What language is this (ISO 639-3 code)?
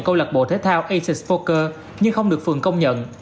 vie